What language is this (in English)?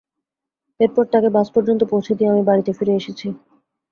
Bangla